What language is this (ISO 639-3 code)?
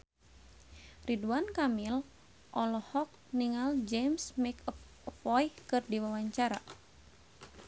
sun